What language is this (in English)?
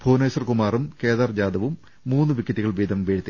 Malayalam